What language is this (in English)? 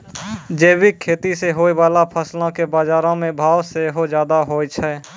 Maithili